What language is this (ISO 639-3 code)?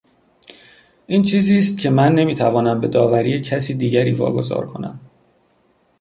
fas